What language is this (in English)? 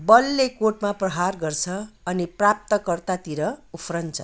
Nepali